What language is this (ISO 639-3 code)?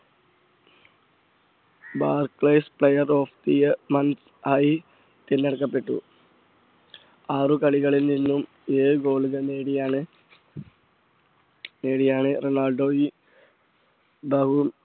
mal